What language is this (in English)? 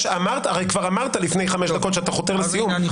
Hebrew